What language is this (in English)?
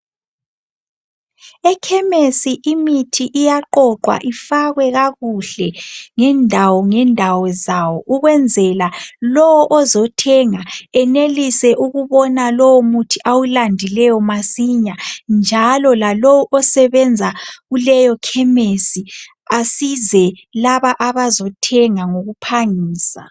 North Ndebele